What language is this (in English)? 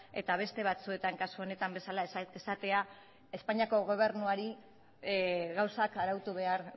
Basque